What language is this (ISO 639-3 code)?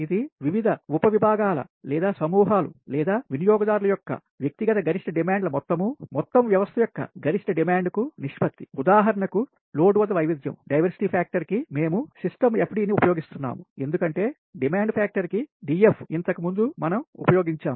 tel